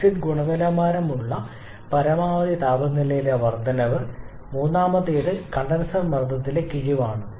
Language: Malayalam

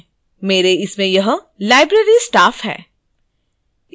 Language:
Hindi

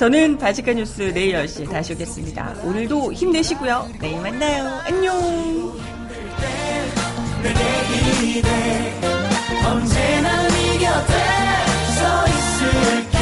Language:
Korean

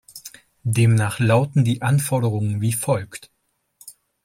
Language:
German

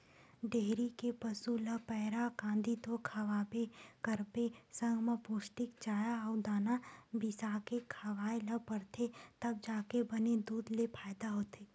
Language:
Chhattisgarhi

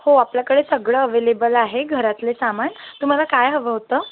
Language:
Marathi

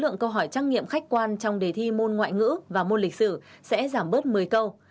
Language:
Vietnamese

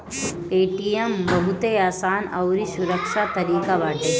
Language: Bhojpuri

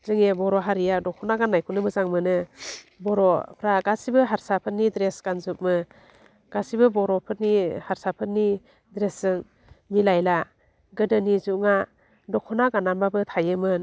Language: Bodo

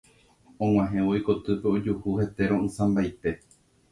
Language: Guarani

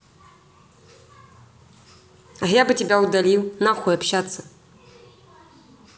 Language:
Russian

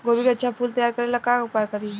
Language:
Bhojpuri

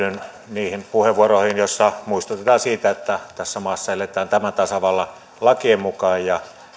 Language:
Finnish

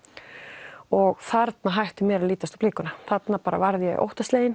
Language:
Icelandic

